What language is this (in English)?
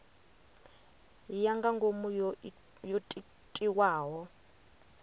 Venda